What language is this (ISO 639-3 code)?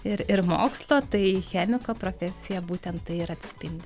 lit